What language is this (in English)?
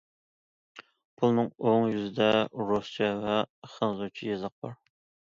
Uyghur